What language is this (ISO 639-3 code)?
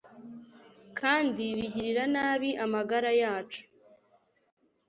kin